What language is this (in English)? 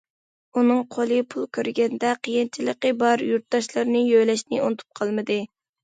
Uyghur